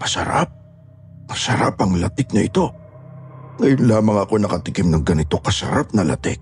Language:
Filipino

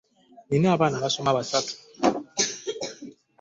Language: Ganda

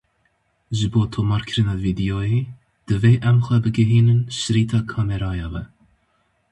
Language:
Kurdish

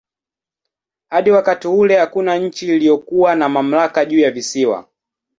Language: Swahili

